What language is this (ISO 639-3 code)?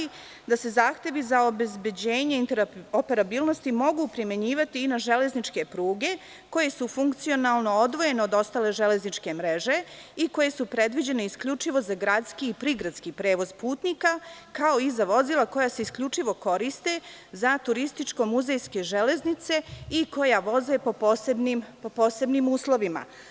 srp